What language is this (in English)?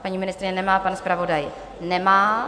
Czech